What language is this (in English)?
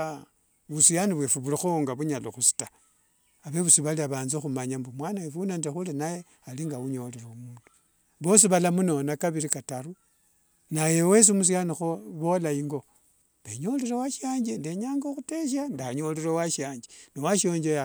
Wanga